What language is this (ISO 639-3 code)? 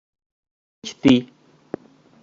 luo